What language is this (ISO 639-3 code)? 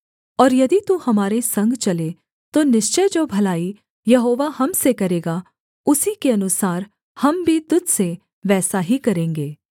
hin